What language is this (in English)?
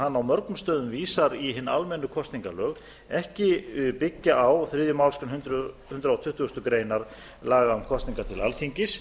Icelandic